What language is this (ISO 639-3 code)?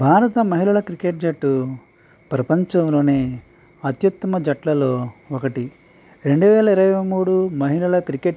tel